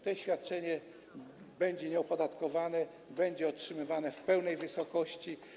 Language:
Polish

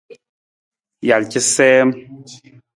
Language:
Nawdm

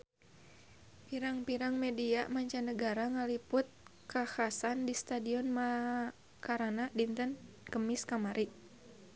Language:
Sundanese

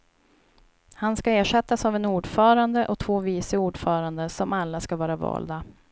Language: Swedish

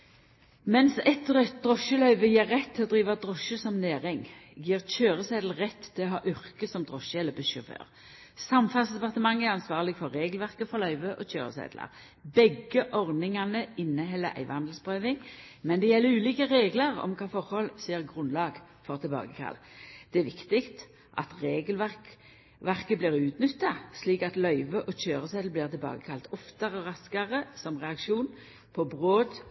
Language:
Norwegian Nynorsk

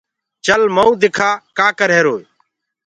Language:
Gurgula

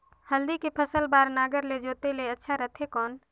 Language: Chhattisgarhi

